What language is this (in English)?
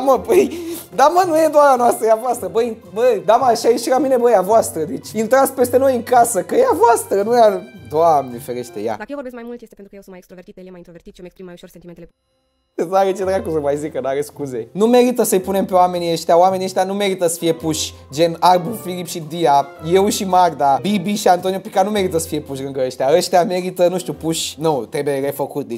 Romanian